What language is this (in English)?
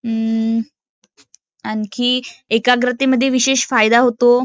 Marathi